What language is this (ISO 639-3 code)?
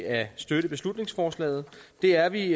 dan